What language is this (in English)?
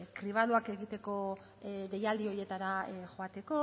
Basque